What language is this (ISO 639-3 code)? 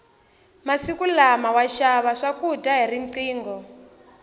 tso